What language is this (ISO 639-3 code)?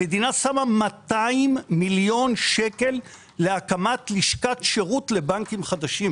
heb